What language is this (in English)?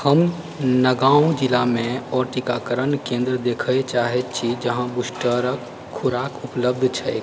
Maithili